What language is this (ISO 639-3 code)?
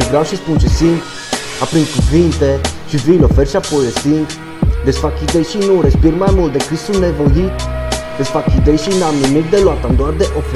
ron